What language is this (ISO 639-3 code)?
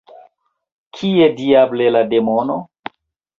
epo